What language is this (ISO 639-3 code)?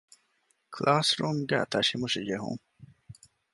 div